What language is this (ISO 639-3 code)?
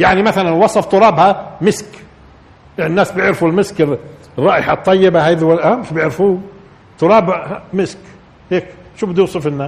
ara